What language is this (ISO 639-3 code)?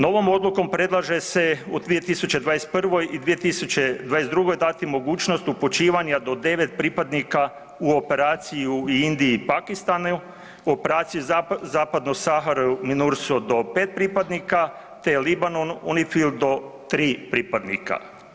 hrv